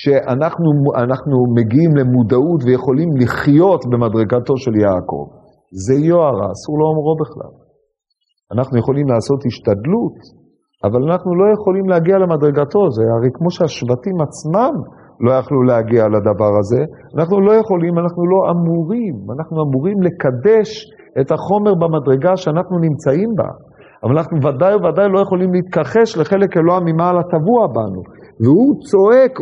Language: Hebrew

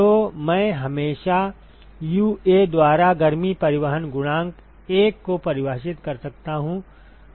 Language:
Hindi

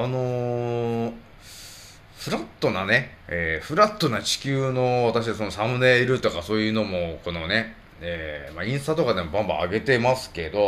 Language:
Japanese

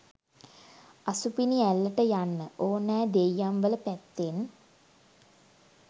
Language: Sinhala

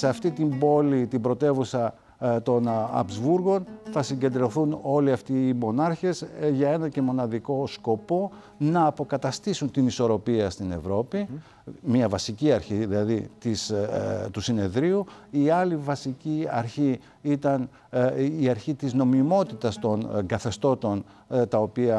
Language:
Greek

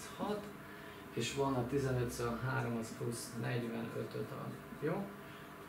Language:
Hungarian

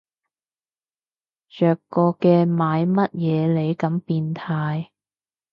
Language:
Cantonese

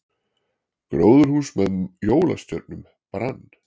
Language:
Icelandic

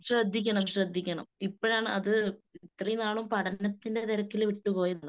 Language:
Malayalam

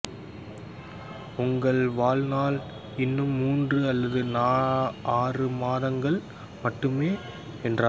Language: Tamil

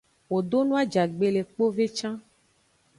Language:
Aja (Benin)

